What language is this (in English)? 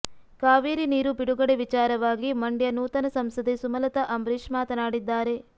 Kannada